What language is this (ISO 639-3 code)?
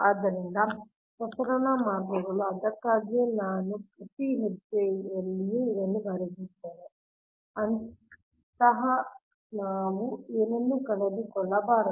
kan